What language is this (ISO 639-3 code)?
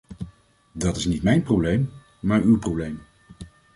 nld